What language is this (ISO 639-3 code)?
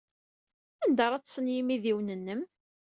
kab